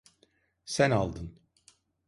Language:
Turkish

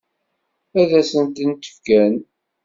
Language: Kabyle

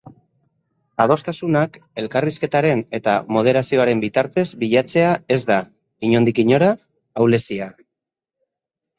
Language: Basque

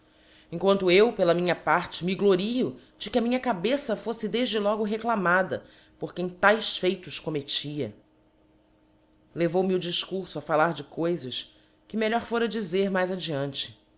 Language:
Portuguese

